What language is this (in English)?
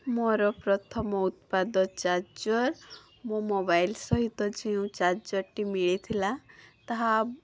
Odia